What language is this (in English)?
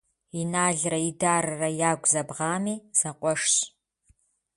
Kabardian